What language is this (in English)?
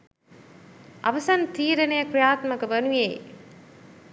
Sinhala